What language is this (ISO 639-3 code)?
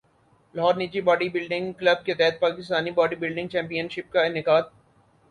urd